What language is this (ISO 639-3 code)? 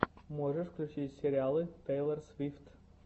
rus